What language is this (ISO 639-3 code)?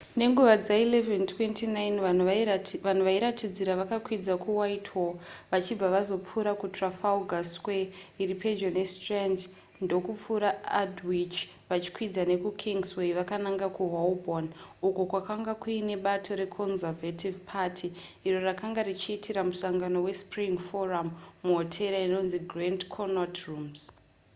sna